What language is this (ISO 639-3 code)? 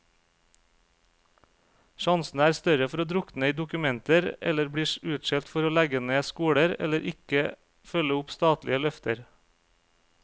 nor